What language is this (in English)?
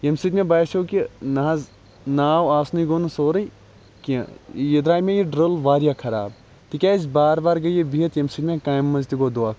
Kashmiri